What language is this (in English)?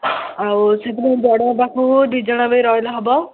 Odia